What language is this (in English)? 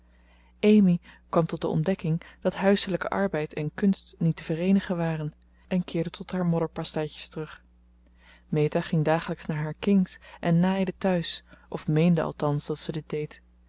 Dutch